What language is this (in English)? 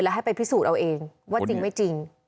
Thai